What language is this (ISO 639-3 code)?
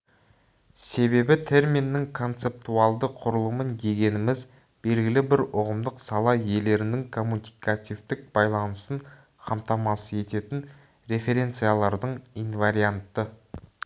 kaz